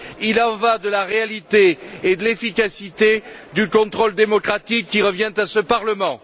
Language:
French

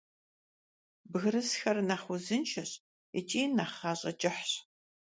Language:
Kabardian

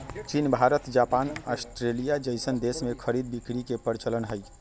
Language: Magahi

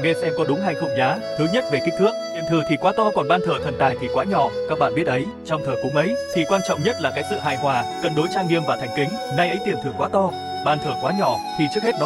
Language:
Vietnamese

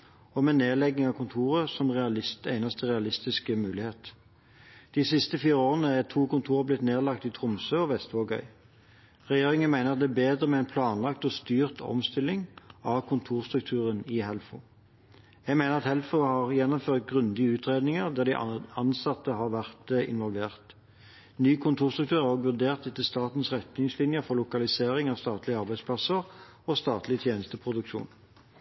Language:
Norwegian Bokmål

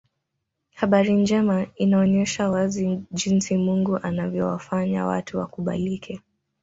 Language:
Swahili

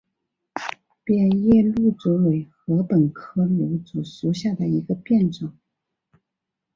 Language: Chinese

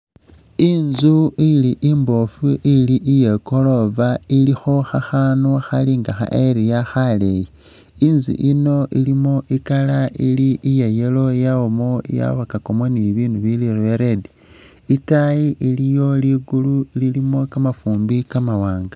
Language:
Masaaba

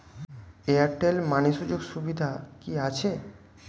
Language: Bangla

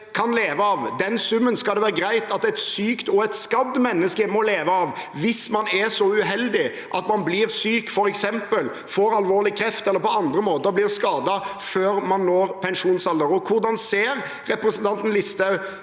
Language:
Norwegian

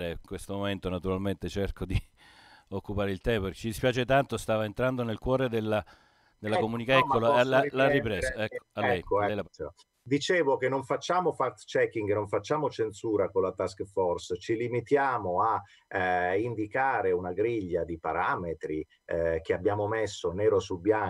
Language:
Italian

